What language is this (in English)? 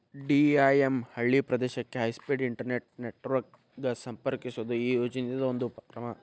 Kannada